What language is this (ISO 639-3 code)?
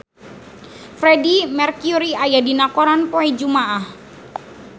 sun